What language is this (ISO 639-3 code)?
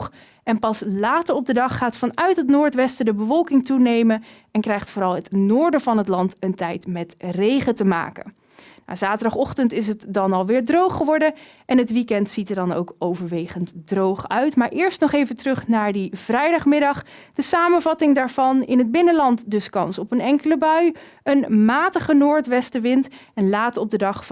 nld